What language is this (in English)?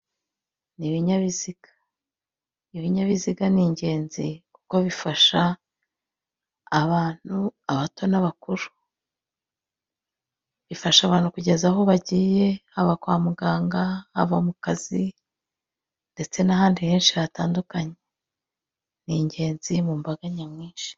Kinyarwanda